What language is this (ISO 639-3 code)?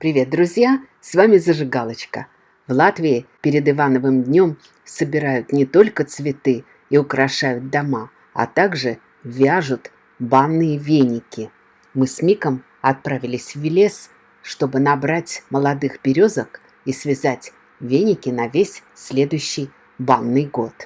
rus